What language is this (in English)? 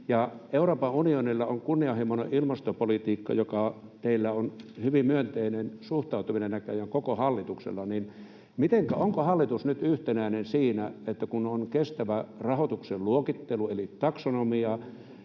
Finnish